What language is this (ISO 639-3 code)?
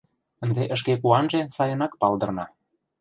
chm